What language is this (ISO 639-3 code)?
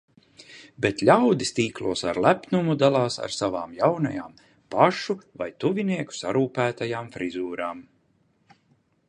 lav